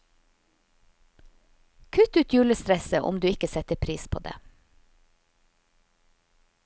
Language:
Norwegian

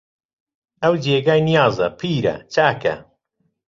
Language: Central Kurdish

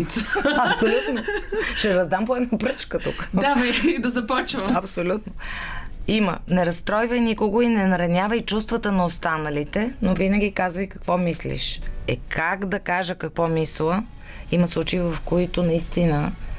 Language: Bulgarian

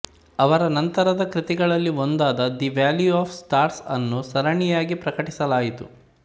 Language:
Kannada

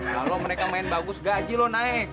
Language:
Indonesian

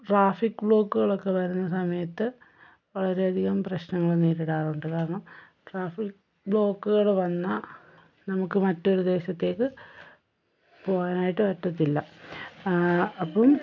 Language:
Malayalam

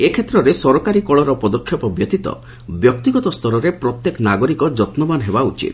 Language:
Odia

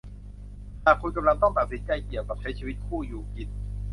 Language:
Thai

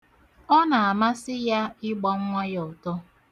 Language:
Igbo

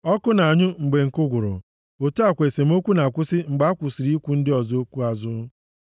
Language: Igbo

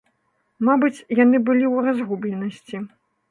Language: Belarusian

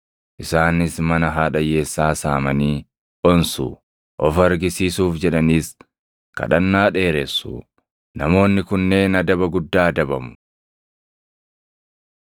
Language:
Oromo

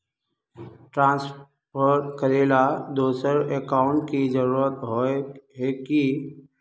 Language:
Magahi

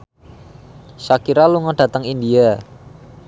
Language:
Javanese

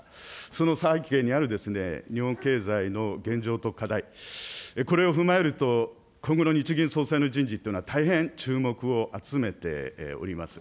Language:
Japanese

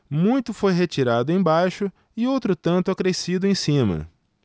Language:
Portuguese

